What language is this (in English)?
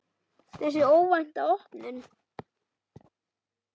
Icelandic